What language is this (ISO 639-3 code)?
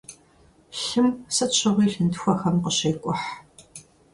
kbd